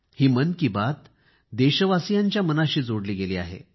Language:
Marathi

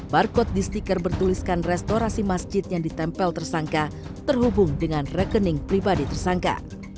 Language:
Indonesian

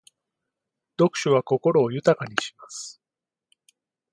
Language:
Japanese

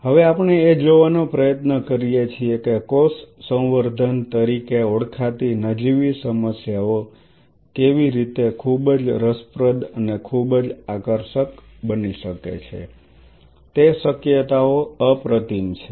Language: Gujarati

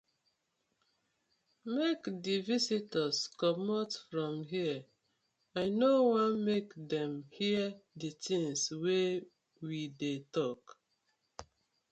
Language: Nigerian Pidgin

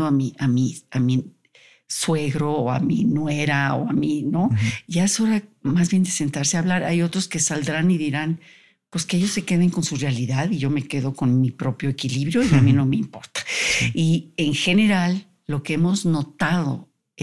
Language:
Spanish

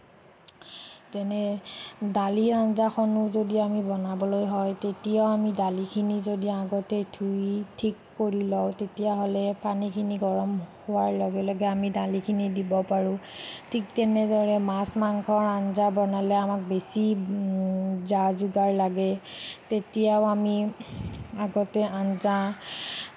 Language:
Assamese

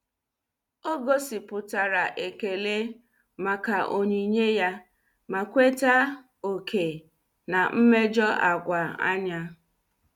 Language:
Igbo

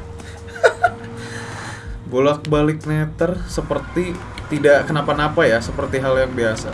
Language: Indonesian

